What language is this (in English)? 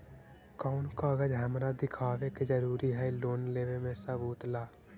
Magahi